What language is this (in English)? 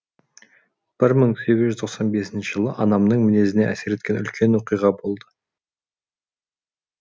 Kazakh